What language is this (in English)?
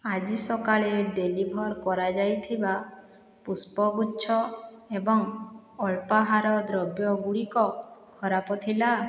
Odia